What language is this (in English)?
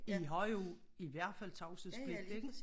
Danish